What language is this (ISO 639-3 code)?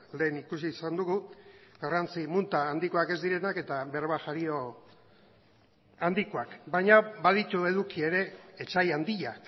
eus